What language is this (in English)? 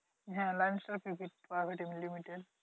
Bangla